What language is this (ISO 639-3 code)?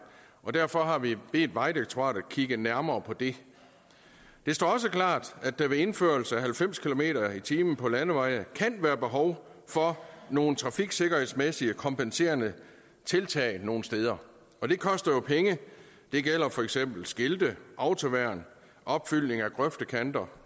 dan